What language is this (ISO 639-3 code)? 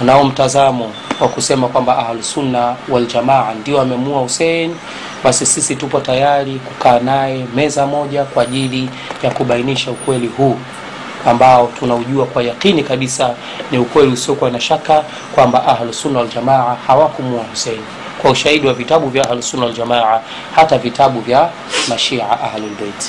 swa